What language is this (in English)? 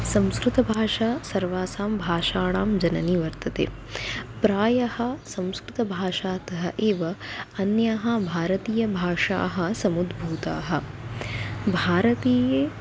Sanskrit